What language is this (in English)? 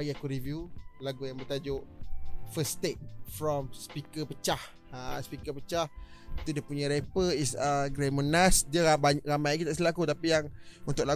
Malay